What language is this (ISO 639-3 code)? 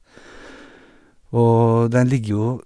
nor